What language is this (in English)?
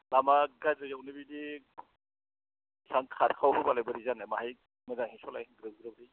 Bodo